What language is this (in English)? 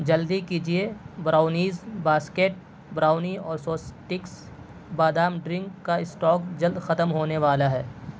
Urdu